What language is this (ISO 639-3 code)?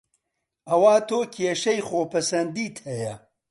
ckb